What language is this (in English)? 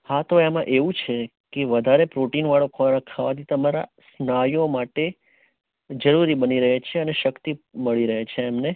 Gujarati